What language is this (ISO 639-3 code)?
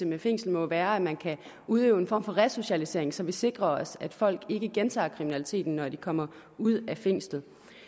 dan